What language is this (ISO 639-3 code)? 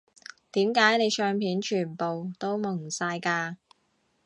yue